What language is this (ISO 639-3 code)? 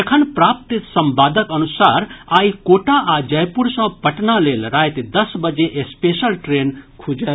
mai